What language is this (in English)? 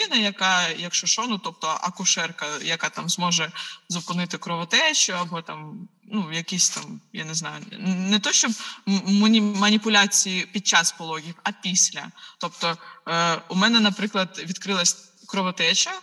Ukrainian